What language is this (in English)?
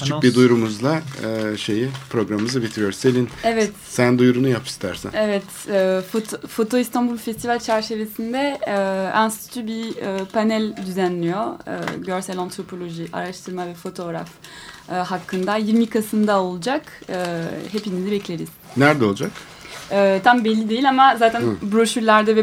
Turkish